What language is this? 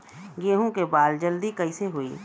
Bhojpuri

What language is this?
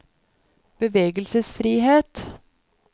Norwegian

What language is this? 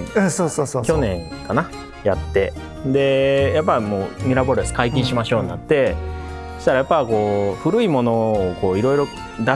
Japanese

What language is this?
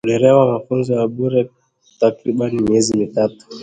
Swahili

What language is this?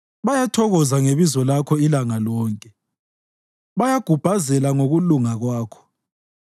North Ndebele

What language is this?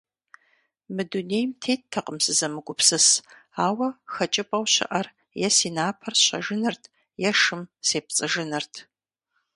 Kabardian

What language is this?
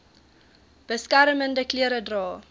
Afrikaans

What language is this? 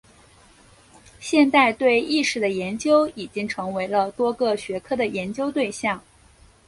Chinese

